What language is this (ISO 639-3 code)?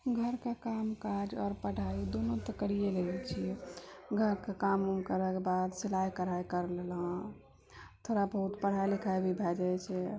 mai